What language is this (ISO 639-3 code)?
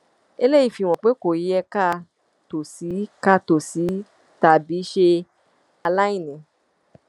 yor